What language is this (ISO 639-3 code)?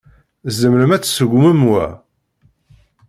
kab